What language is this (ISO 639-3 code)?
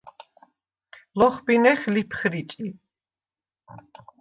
sva